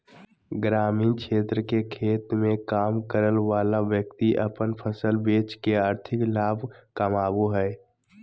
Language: Magahi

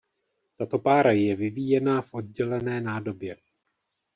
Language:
Czech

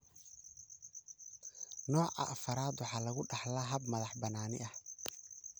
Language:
Somali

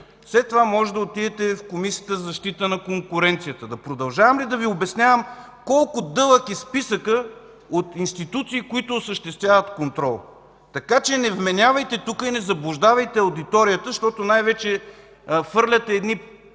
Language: Bulgarian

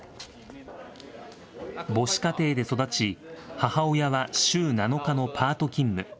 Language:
Japanese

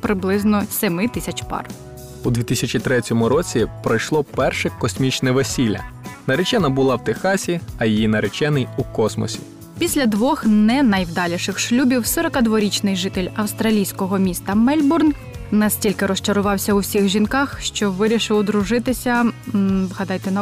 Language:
Ukrainian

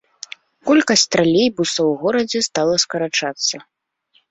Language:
Belarusian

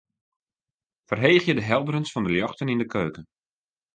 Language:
Western Frisian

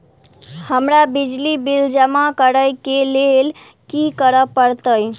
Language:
Maithili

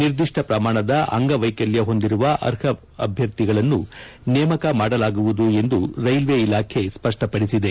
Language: Kannada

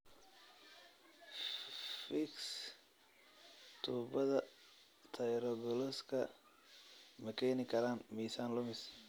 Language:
Somali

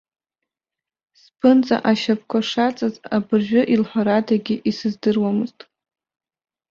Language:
Abkhazian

